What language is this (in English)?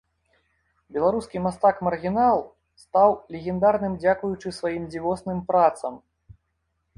Belarusian